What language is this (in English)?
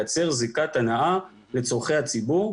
Hebrew